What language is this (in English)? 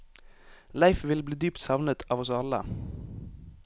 Norwegian